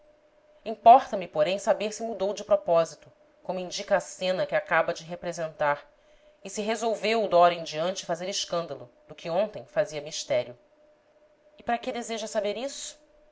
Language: Portuguese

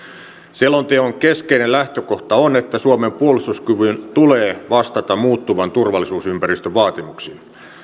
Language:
Finnish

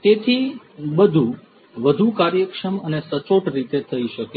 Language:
Gujarati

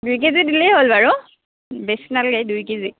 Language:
Assamese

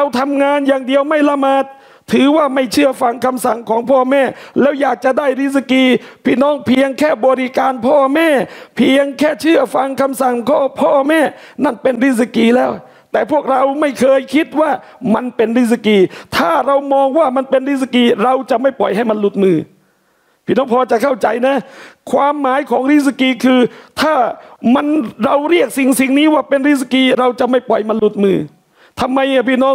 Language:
Thai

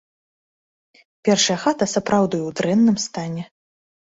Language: Belarusian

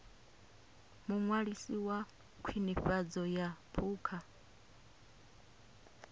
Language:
Venda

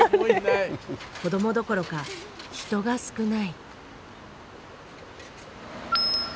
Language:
Japanese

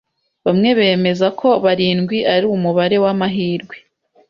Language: Kinyarwanda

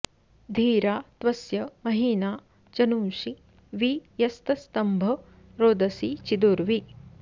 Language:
Sanskrit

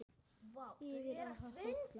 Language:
Icelandic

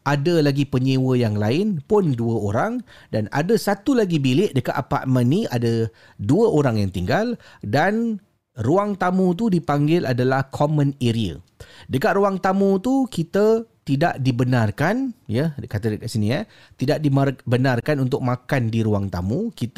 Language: Malay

